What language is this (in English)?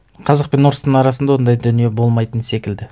Kazakh